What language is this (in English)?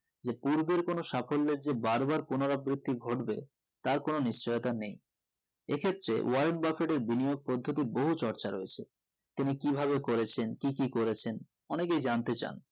Bangla